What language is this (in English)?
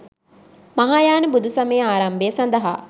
Sinhala